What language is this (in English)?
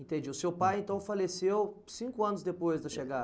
Portuguese